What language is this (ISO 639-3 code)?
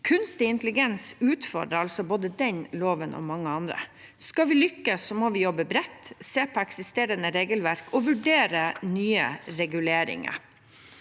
nor